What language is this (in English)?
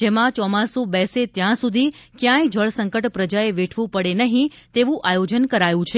Gujarati